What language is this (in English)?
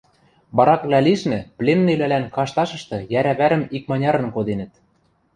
Western Mari